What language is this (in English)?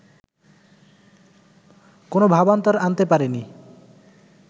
Bangla